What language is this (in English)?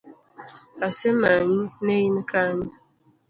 Luo (Kenya and Tanzania)